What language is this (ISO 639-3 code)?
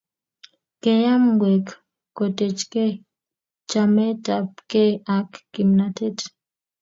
kln